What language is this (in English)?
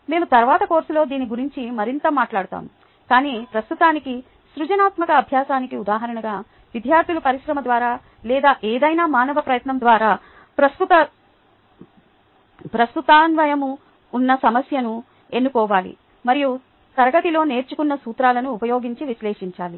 Telugu